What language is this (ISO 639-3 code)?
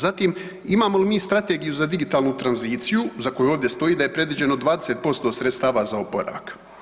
hrv